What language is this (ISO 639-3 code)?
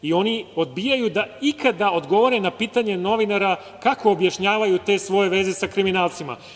srp